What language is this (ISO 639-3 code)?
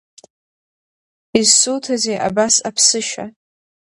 abk